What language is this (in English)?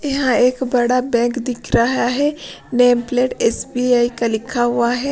Hindi